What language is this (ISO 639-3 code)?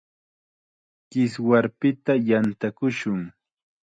qxa